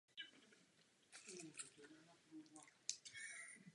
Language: Czech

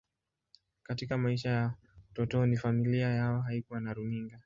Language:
Swahili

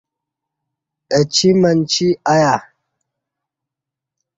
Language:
Kati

